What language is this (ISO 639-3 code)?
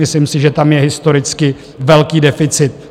ces